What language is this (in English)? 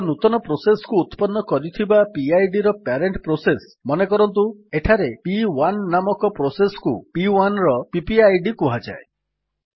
Odia